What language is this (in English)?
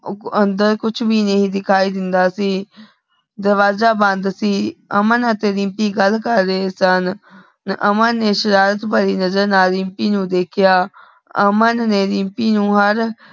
Punjabi